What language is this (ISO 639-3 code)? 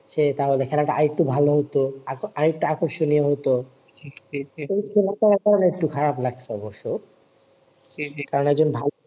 ben